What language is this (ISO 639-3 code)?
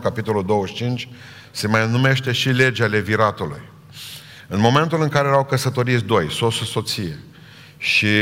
ron